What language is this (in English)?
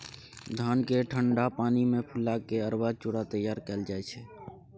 Maithili